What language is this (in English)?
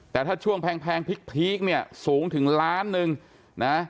Thai